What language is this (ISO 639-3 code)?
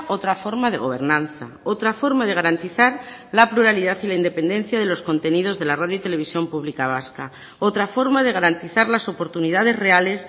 spa